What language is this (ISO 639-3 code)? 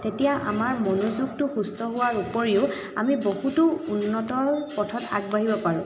asm